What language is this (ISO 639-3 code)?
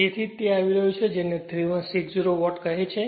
guj